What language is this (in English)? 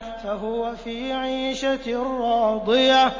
Arabic